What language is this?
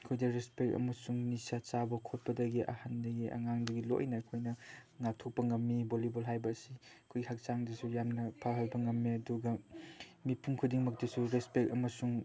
Manipuri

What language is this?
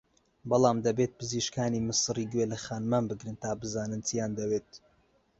Central Kurdish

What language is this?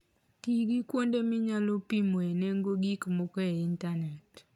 Luo (Kenya and Tanzania)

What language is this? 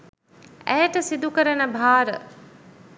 Sinhala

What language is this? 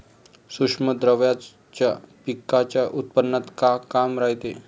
Marathi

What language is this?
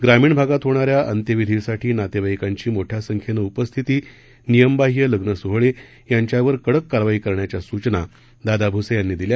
Marathi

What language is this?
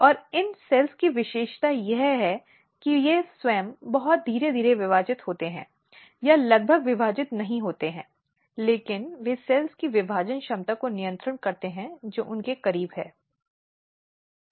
Hindi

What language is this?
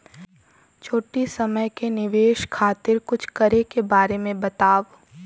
Bhojpuri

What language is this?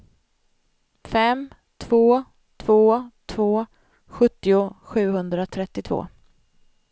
Swedish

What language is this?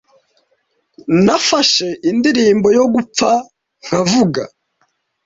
Kinyarwanda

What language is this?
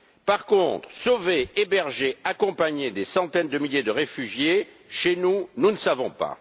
French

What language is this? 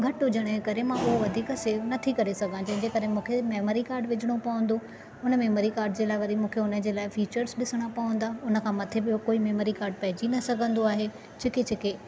Sindhi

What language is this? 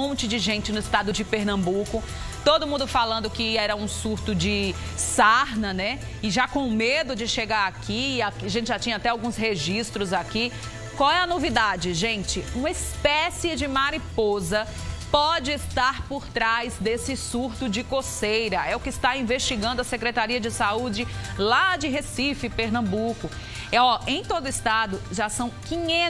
Portuguese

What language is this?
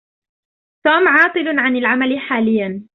Arabic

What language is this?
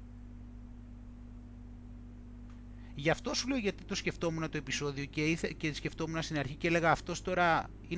Greek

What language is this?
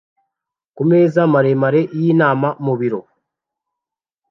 Kinyarwanda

